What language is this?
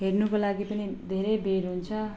Nepali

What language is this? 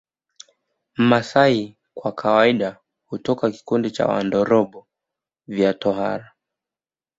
Swahili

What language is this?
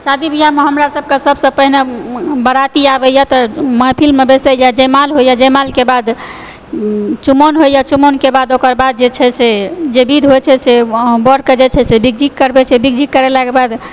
Maithili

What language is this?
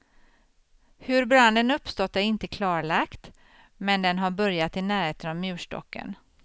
Swedish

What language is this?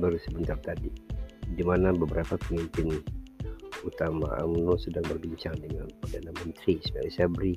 Malay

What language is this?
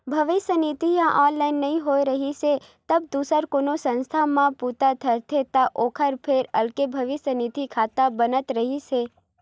Chhattisgarhi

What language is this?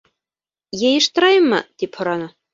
Bashkir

